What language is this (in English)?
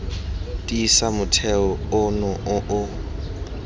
Tswana